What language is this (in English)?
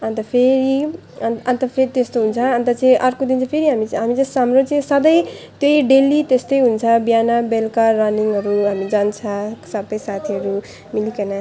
Nepali